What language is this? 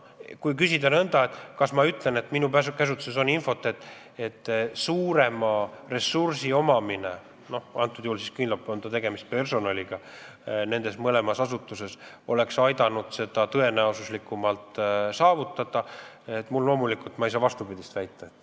Estonian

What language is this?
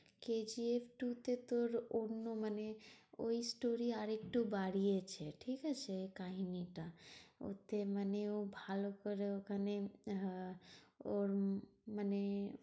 Bangla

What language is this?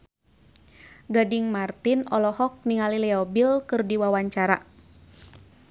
Sundanese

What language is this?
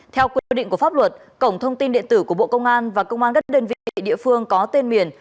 Vietnamese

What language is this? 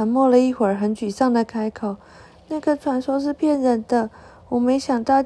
Chinese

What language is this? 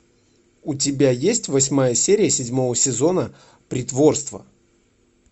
Russian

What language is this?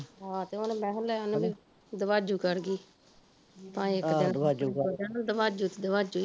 Punjabi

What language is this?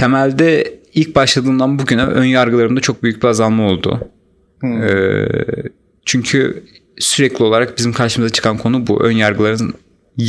Turkish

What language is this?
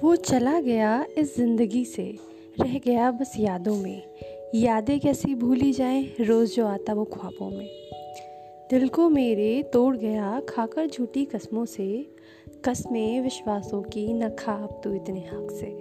Hindi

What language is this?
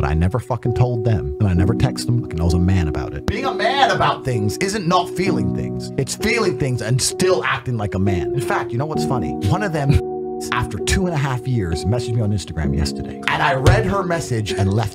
French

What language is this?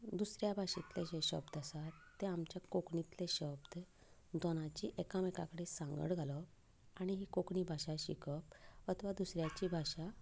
Konkani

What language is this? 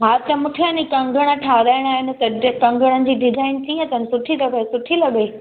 Sindhi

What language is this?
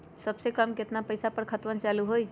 Magahi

